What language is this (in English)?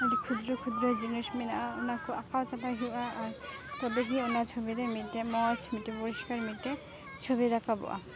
Santali